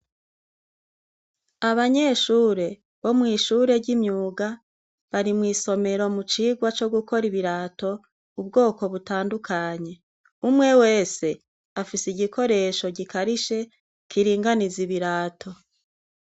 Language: Rundi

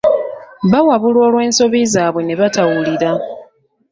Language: Ganda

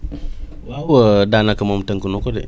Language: Wolof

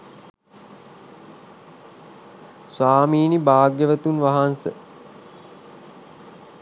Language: Sinhala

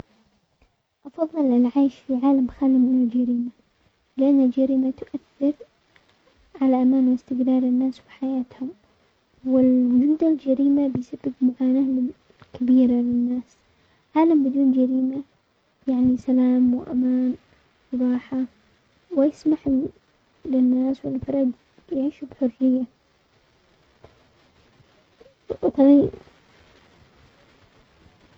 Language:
Omani Arabic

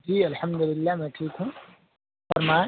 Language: Urdu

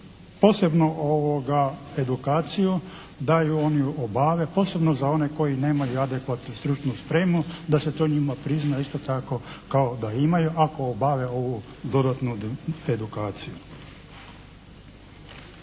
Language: Croatian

